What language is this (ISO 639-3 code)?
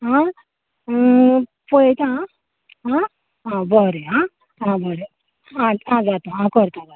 kok